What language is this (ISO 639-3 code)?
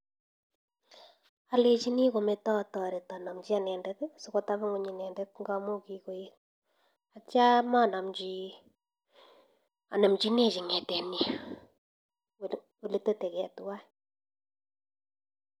kln